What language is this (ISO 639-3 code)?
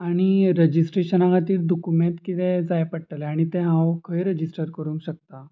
kok